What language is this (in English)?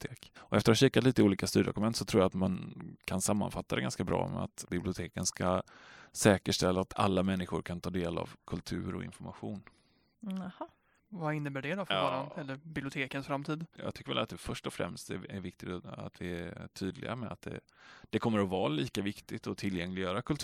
Swedish